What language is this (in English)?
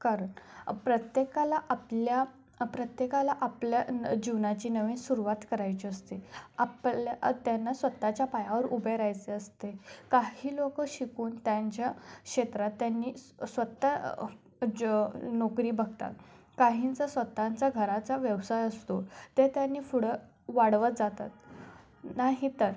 Marathi